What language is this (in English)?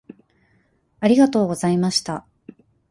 Japanese